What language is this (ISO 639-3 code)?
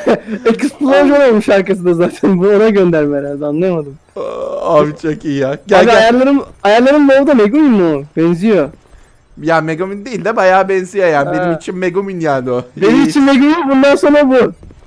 tur